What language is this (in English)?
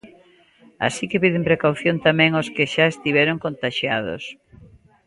Galician